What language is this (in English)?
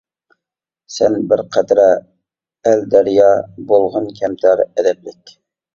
Uyghur